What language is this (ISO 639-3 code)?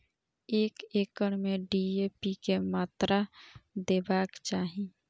mai